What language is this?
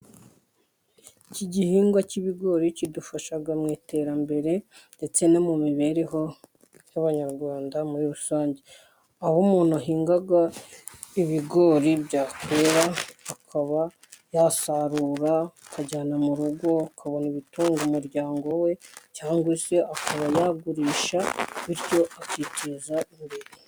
Kinyarwanda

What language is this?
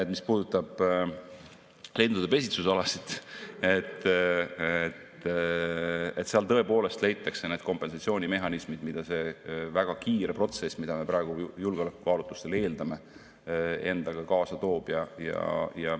Estonian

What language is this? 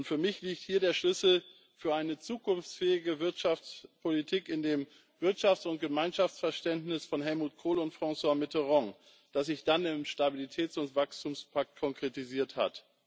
German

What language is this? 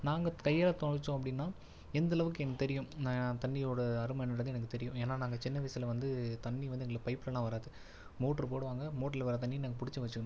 Tamil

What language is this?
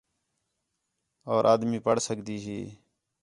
Khetrani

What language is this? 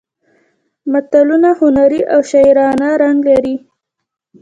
Pashto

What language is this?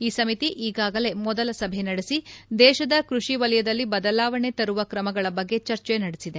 Kannada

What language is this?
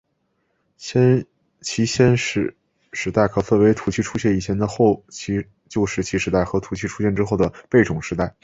Chinese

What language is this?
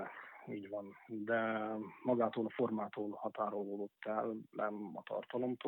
Hungarian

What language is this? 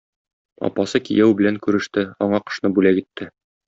Tatar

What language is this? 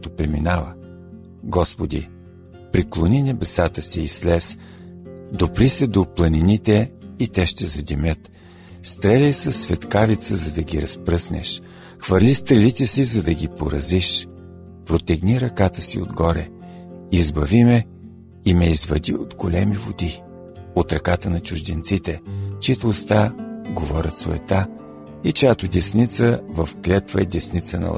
Bulgarian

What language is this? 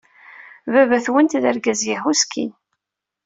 Kabyle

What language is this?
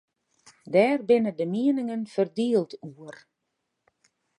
Western Frisian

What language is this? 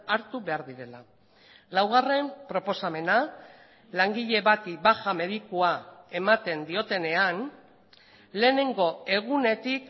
Basque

